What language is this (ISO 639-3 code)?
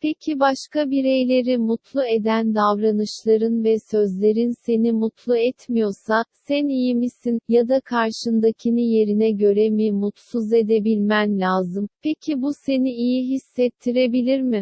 tur